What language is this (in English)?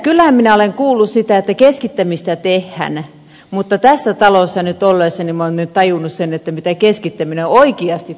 Finnish